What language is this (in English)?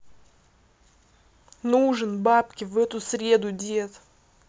Russian